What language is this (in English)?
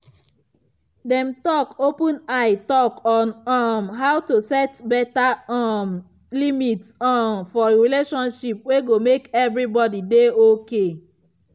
Nigerian Pidgin